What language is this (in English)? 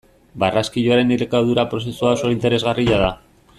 Basque